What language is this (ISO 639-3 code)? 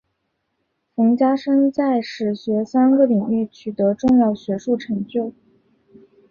zho